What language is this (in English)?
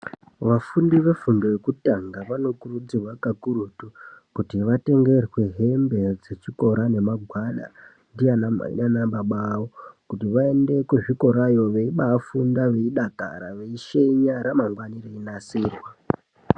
Ndau